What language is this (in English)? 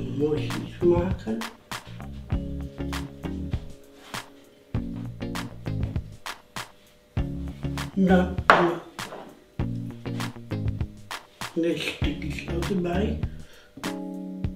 Dutch